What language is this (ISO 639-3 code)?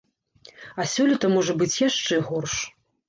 bel